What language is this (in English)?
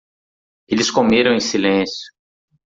Portuguese